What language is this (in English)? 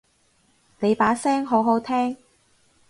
Cantonese